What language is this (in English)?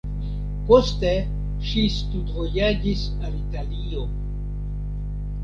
Esperanto